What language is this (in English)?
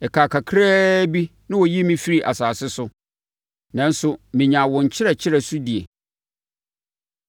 Akan